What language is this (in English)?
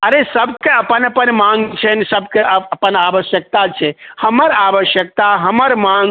Maithili